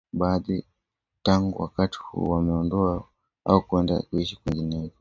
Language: Swahili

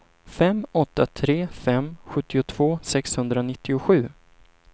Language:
Swedish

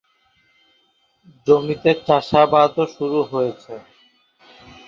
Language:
Bangla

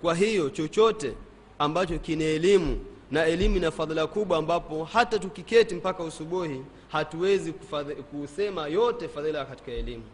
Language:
Swahili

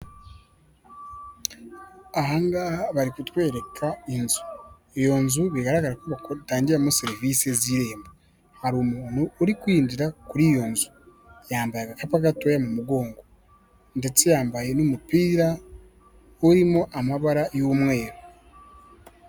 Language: Kinyarwanda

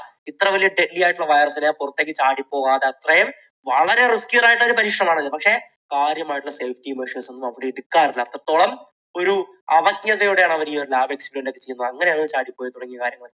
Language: Malayalam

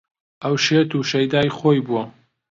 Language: Central Kurdish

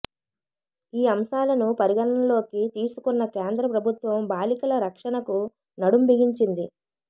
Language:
Telugu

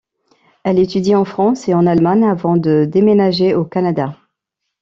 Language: French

